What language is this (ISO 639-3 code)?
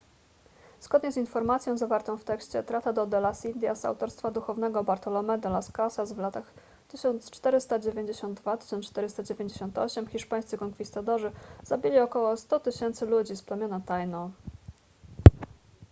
pol